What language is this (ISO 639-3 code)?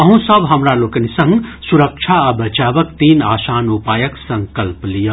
mai